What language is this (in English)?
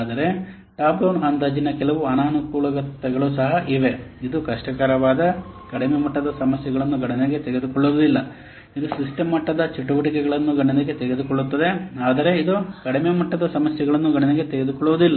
Kannada